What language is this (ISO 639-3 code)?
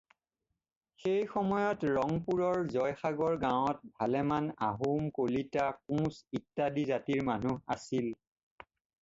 asm